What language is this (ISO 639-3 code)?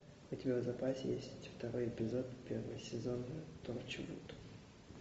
rus